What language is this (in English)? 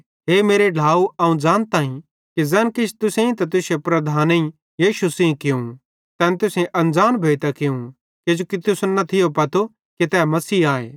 Bhadrawahi